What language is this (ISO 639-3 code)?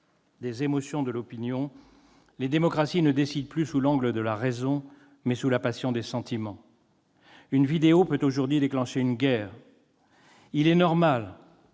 fra